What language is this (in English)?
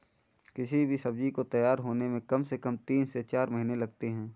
Hindi